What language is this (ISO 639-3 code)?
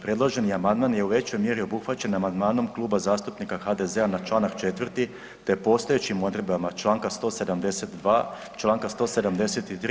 hrv